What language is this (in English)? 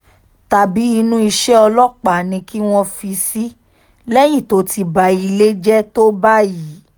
Yoruba